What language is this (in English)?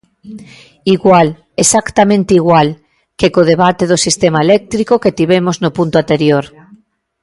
Galician